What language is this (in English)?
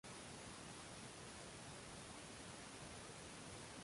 Uzbek